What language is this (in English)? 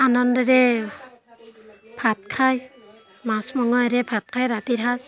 Assamese